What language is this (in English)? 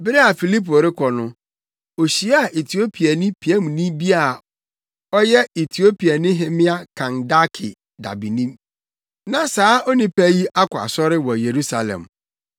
Akan